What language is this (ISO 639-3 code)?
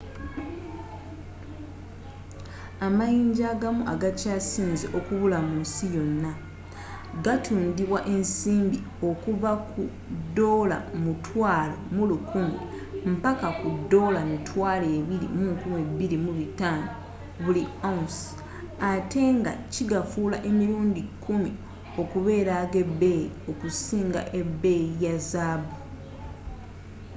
lug